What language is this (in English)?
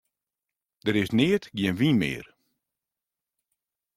Western Frisian